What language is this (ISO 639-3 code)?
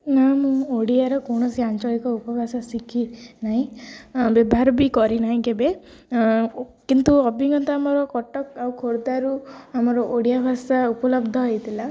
ori